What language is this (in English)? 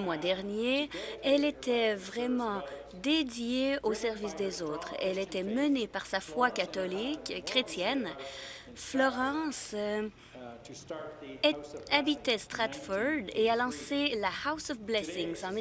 French